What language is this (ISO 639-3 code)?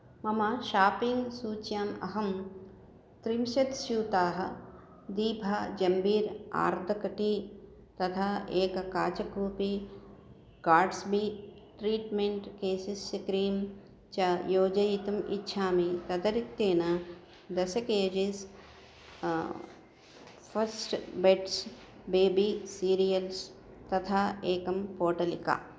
san